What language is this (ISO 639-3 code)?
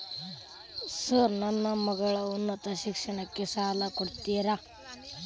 kan